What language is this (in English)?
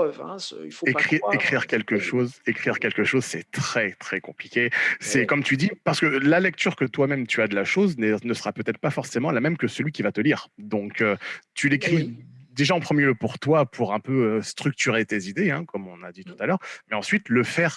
French